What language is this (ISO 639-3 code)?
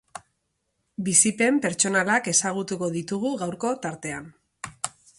eus